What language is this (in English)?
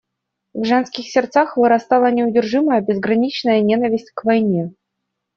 Russian